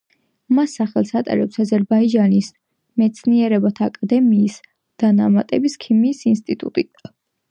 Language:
Georgian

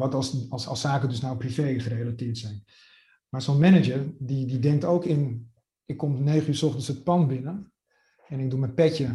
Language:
Dutch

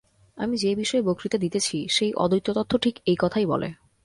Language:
Bangla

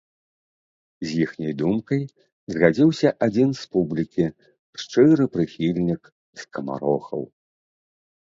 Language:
Belarusian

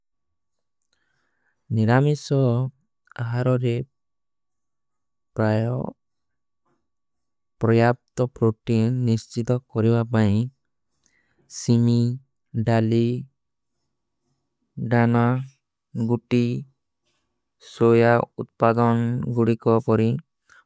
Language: Kui (India)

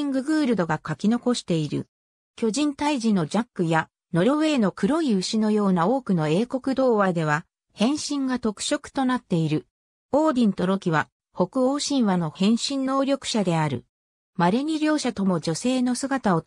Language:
Japanese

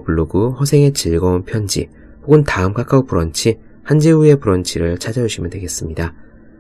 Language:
Korean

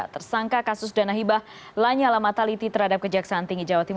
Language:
Indonesian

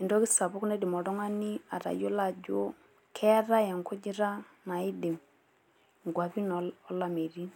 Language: Masai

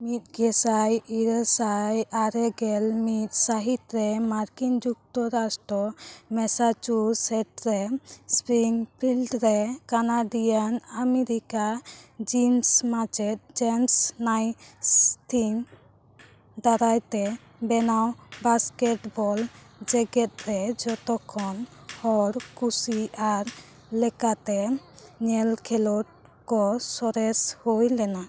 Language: Santali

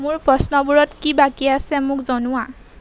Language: Assamese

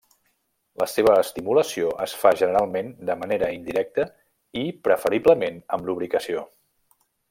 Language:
Catalan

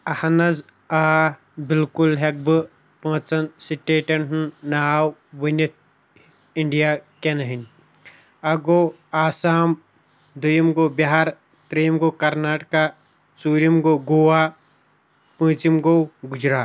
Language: Kashmiri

